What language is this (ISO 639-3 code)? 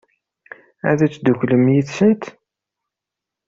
kab